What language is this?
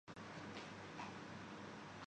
Urdu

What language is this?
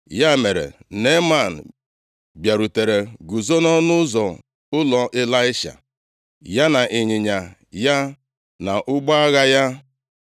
Igbo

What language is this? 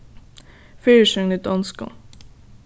Faroese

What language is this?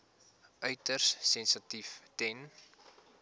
Afrikaans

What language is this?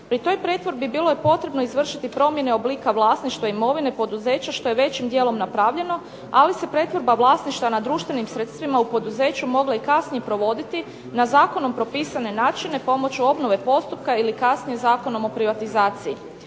Croatian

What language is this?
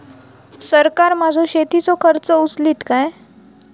Marathi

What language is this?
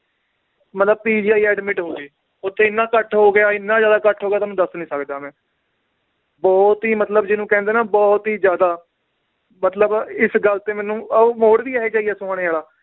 Punjabi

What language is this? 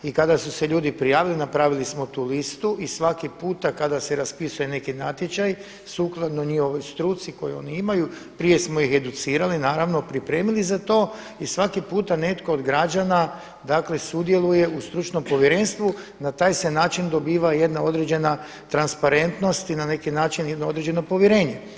Croatian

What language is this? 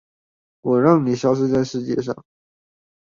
Chinese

